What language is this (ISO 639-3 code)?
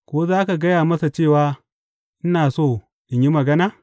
hau